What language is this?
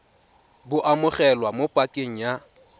Tswana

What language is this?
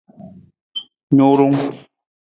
Nawdm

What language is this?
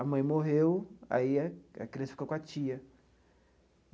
Portuguese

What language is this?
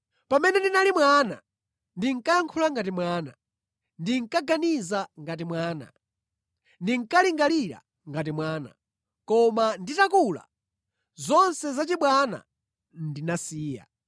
Nyanja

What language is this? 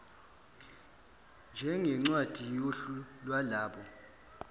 Zulu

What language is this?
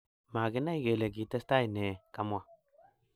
Kalenjin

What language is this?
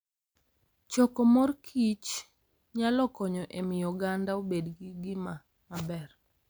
Luo (Kenya and Tanzania)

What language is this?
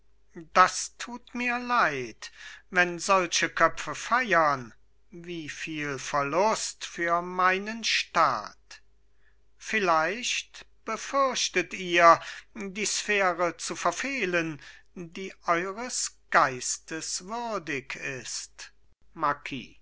German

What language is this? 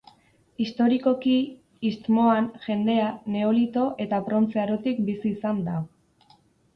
Basque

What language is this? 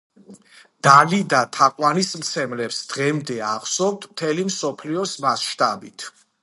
Georgian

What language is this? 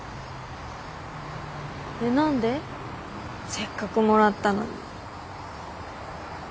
Japanese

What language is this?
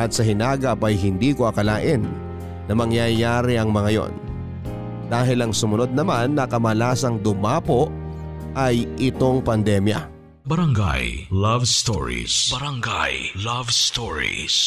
Filipino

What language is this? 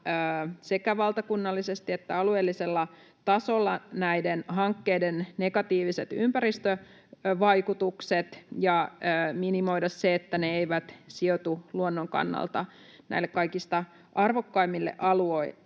Finnish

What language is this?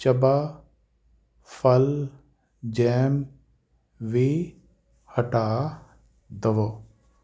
Punjabi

